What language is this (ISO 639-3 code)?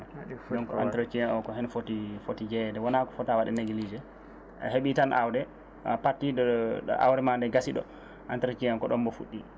ful